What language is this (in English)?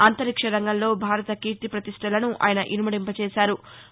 Telugu